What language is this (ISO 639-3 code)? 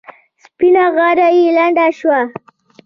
pus